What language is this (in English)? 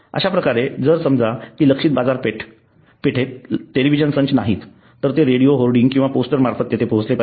Marathi